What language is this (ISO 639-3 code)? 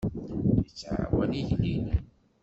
kab